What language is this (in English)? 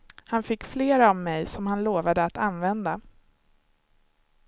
Swedish